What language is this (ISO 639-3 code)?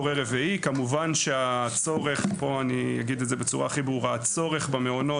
heb